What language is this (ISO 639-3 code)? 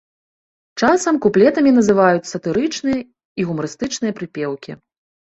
bel